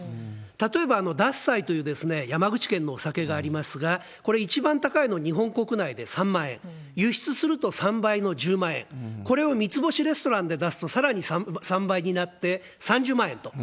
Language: Japanese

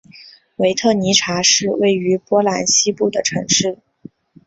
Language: Chinese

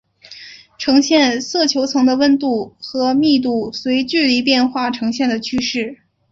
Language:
Chinese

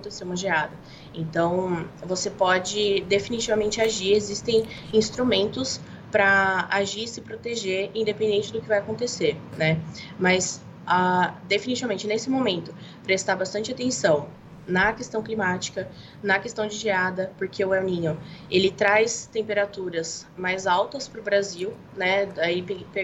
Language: Portuguese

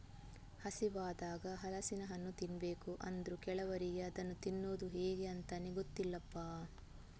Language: Kannada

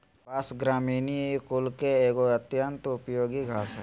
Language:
Magahi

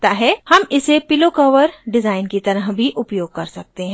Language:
Hindi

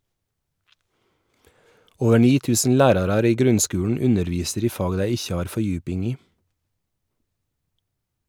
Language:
Norwegian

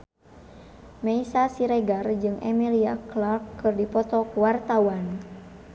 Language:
Sundanese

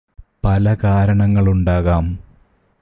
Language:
Malayalam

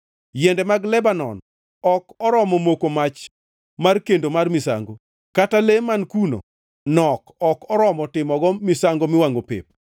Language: Luo (Kenya and Tanzania)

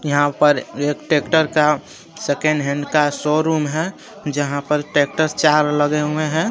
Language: Hindi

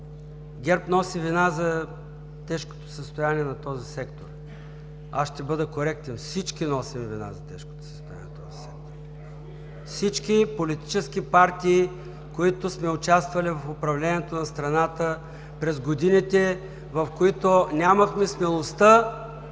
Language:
Bulgarian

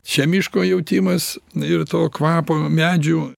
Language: Lithuanian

